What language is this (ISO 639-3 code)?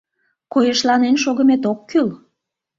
chm